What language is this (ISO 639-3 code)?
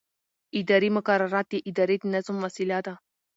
pus